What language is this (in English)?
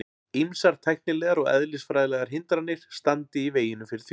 Icelandic